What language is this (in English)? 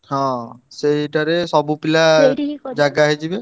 Odia